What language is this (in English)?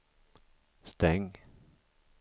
Swedish